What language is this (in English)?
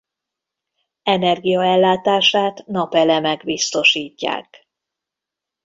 Hungarian